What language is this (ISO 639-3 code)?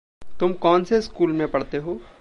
hin